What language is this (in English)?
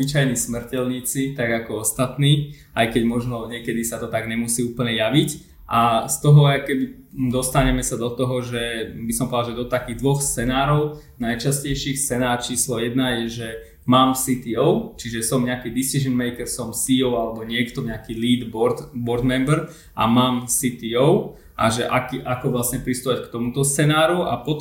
Slovak